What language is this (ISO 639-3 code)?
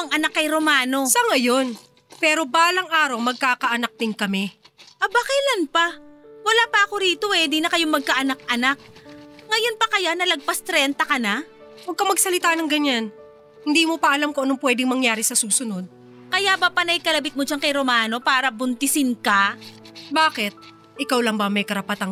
fil